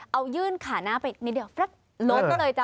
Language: Thai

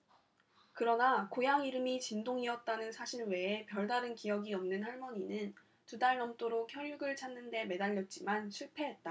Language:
Korean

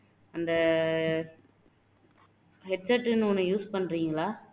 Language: Tamil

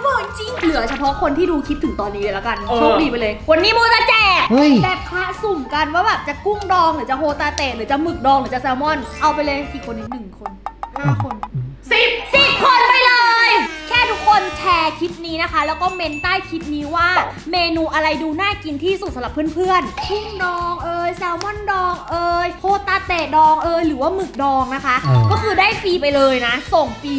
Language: Thai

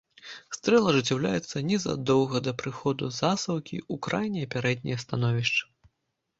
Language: Belarusian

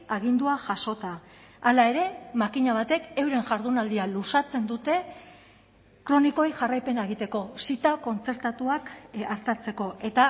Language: Basque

